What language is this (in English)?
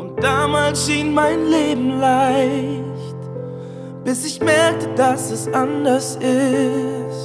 Dutch